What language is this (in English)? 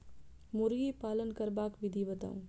Maithili